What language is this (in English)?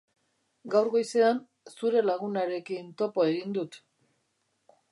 Basque